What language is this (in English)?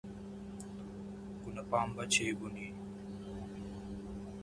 Telugu